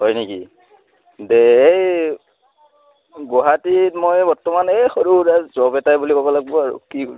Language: Assamese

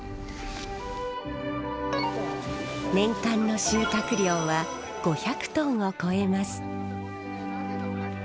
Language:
Japanese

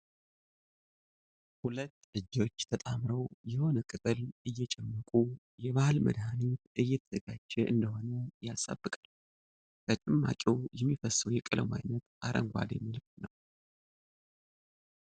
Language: Amharic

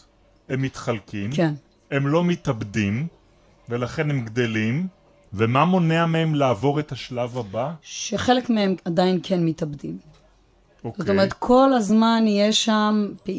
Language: Hebrew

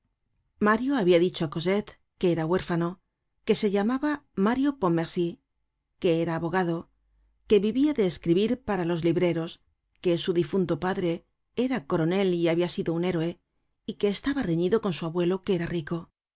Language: Spanish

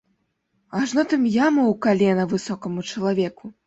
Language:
Belarusian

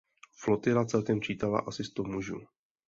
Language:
Czech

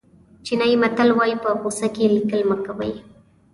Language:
Pashto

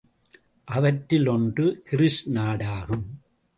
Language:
Tamil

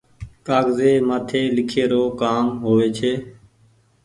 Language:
Goaria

